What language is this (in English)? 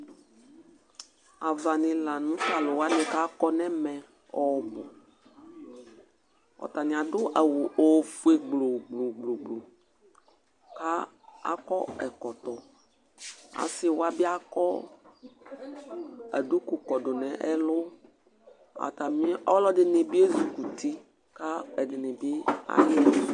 Ikposo